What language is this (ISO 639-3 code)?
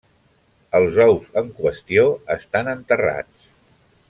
cat